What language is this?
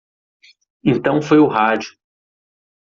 Portuguese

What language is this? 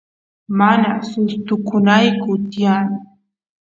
Santiago del Estero Quichua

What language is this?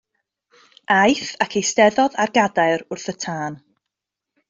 Welsh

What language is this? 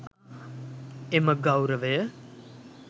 Sinhala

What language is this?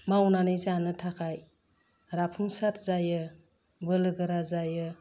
Bodo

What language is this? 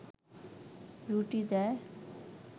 Bangla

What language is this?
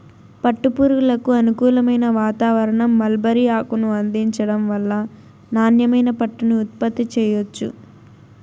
Telugu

